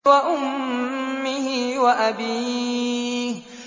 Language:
Arabic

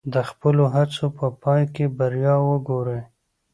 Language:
Pashto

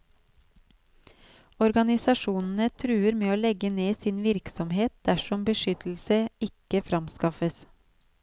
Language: Norwegian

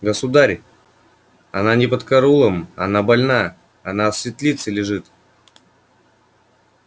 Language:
Russian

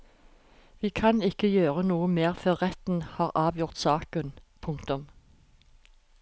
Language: Norwegian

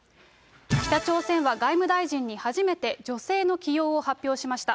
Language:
Japanese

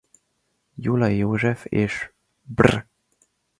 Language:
Hungarian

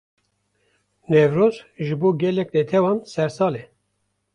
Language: Kurdish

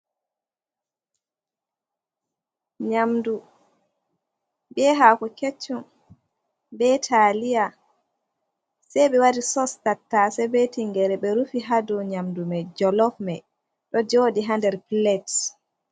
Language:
Fula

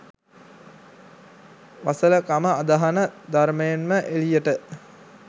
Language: Sinhala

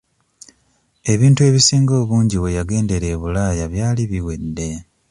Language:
Ganda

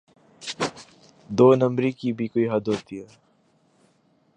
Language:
Urdu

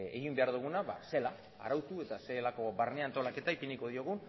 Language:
Basque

